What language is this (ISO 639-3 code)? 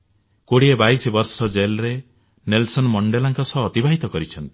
ori